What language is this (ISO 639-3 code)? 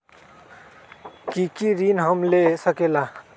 mag